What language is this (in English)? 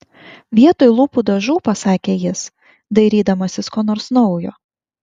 Lithuanian